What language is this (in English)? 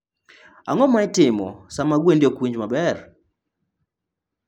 Luo (Kenya and Tanzania)